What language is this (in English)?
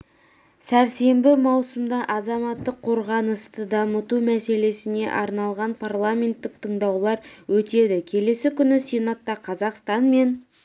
Kazakh